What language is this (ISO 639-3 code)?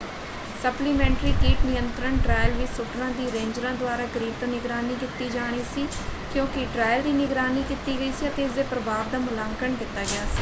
pan